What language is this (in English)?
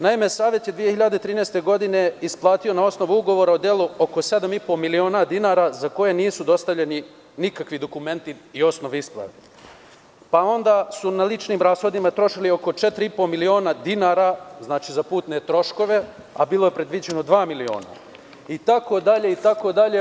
Serbian